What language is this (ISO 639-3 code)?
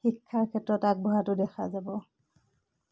asm